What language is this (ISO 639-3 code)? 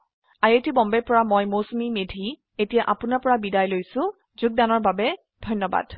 asm